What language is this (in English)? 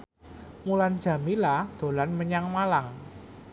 Javanese